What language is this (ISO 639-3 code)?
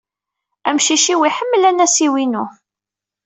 kab